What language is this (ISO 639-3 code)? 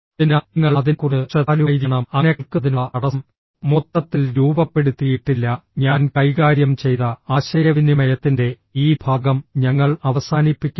mal